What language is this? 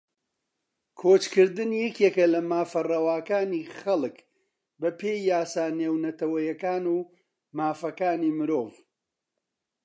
Central Kurdish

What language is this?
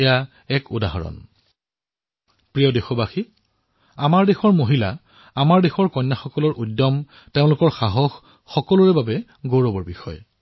Assamese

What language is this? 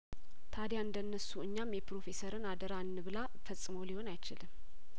Amharic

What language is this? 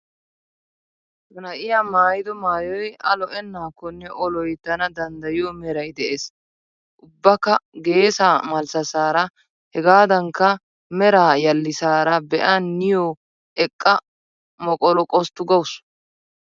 Wolaytta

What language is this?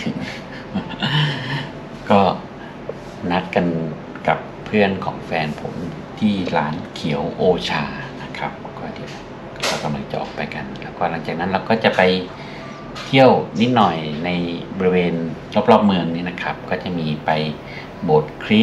Thai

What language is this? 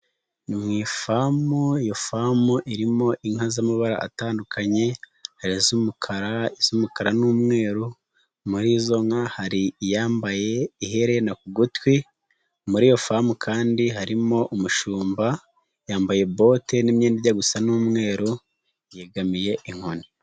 Kinyarwanda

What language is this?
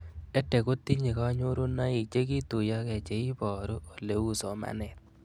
Kalenjin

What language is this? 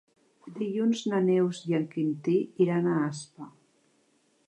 Catalan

